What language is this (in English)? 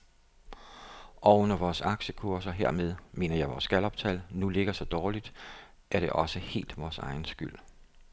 Danish